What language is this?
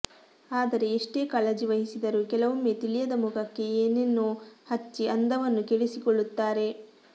Kannada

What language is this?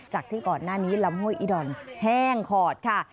Thai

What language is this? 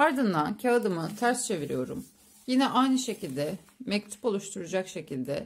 Turkish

